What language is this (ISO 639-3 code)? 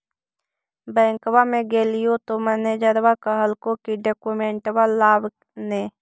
mag